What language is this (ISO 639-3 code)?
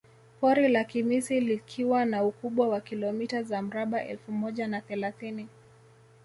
swa